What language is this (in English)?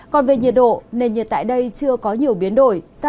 Vietnamese